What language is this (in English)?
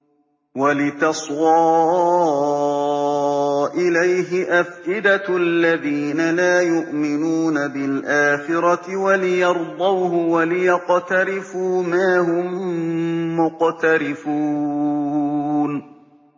Arabic